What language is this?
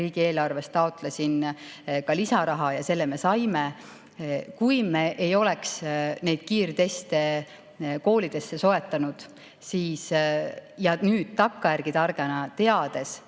Estonian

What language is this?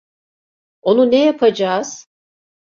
Turkish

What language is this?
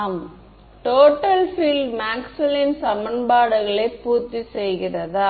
Tamil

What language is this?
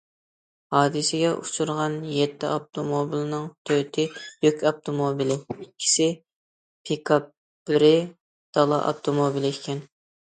Uyghur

